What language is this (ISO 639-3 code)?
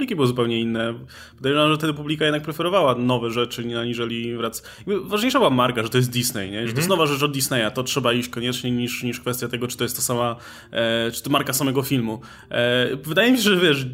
pol